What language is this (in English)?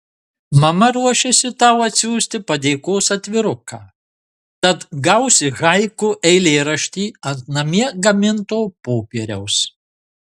Lithuanian